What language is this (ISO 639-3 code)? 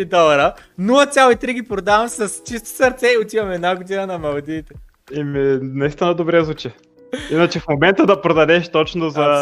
bul